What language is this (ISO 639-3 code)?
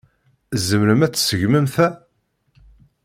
kab